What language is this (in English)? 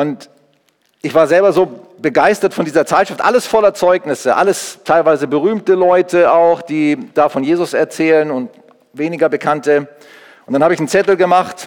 German